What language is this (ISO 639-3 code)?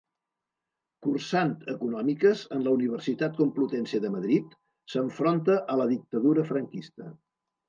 cat